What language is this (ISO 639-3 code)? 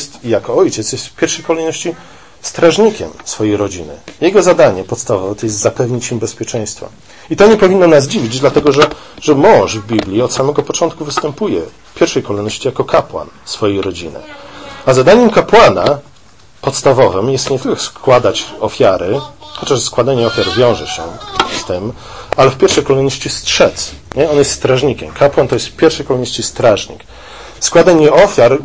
pol